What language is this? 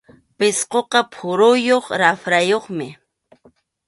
Arequipa-La Unión Quechua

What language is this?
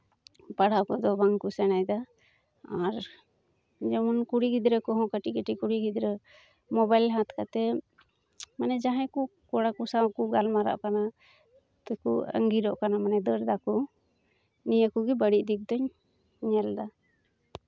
Santali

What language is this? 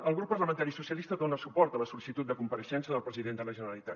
Catalan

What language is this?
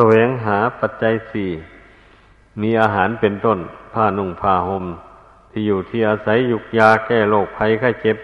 Thai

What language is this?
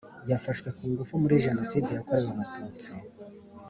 Kinyarwanda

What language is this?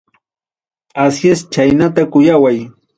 Ayacucho Quechua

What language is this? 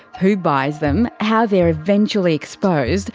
English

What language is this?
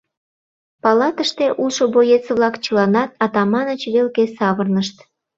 Mari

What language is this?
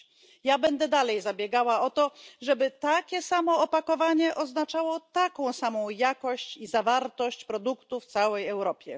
Polish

